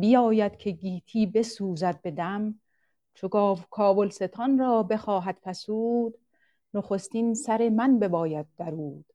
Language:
Persian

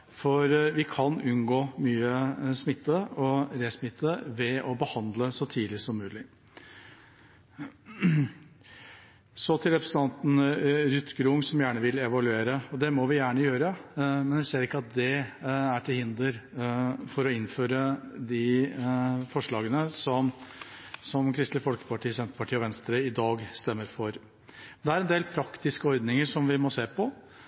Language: Norwegian Bokmål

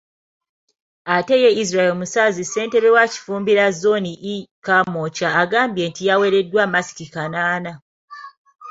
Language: Ganda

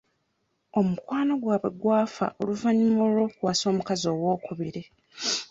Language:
Ganda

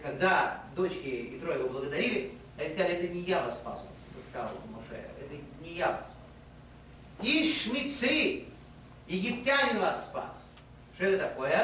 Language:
Russian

